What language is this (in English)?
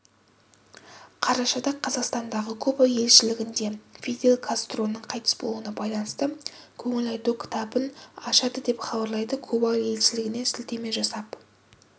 Kazakh